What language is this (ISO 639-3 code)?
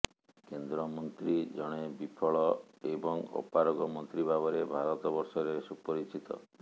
ori